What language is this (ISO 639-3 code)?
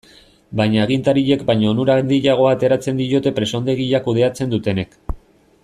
eus